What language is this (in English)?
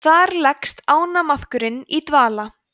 Icelandic